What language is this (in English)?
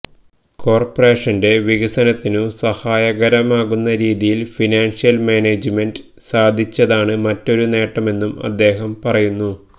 Malayalam